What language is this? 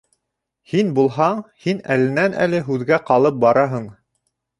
Bashkir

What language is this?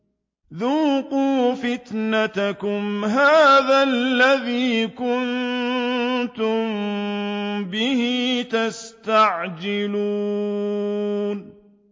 Arabic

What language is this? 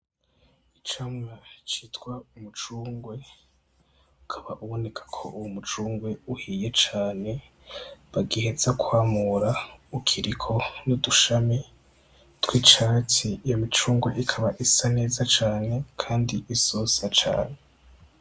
Rundi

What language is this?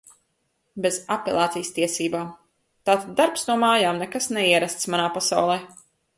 Latvian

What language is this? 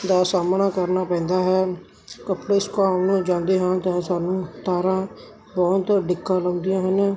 Punjabi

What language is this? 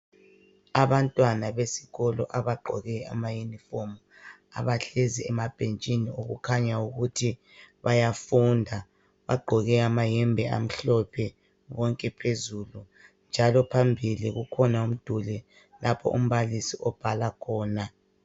North Ndebele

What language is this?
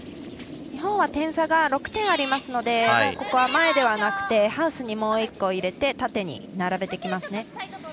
Japanese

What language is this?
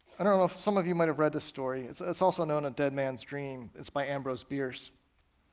English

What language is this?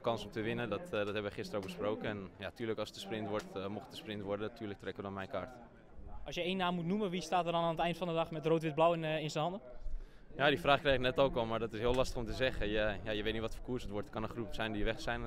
Dutch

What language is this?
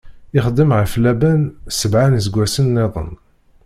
Kabyle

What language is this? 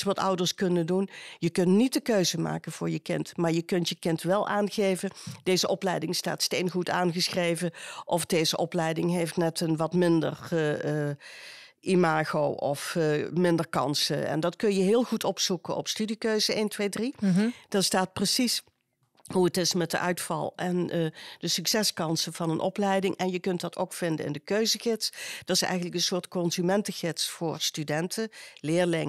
Dutch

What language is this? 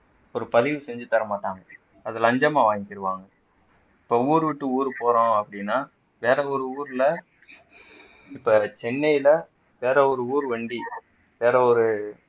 Tamil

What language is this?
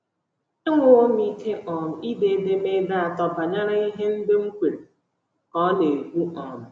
Igbo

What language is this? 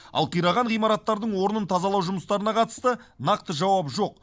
Kazakh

